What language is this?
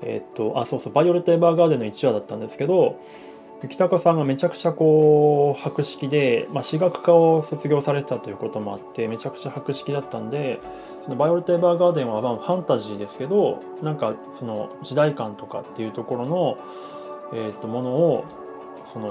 Japanese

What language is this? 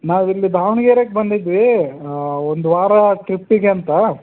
Kannada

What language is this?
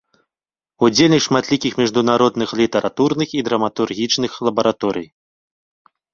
Belarusian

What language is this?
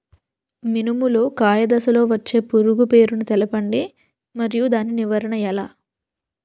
Telugu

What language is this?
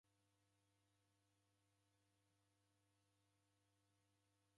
Taita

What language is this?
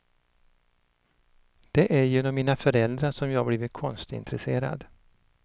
Swedish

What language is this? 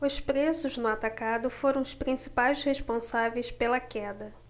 Portuguese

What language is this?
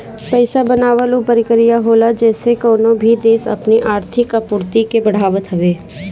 Bhojpuri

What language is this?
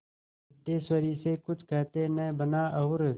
Hindi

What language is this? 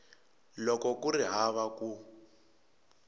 Tsonga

